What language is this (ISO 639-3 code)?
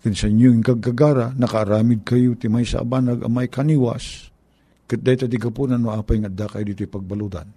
fil